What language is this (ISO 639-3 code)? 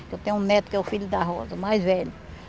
por